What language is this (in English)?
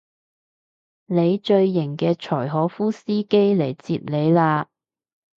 Cantonese